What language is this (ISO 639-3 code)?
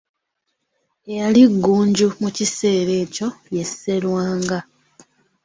lug